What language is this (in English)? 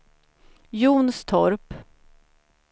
Swedish